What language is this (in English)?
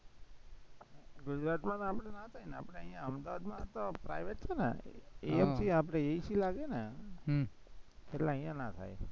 Gujarati